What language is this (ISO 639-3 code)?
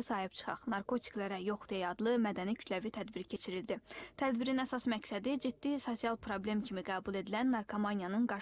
tur